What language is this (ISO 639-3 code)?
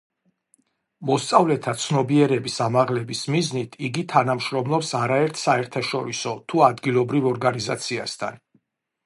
kat